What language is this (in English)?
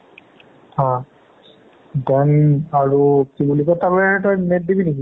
Assamese